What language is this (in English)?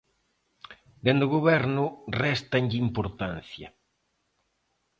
Galician